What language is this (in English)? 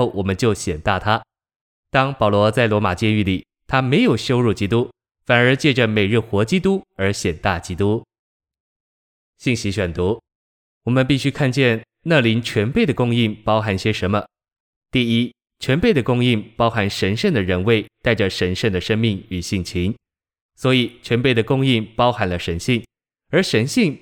Chinese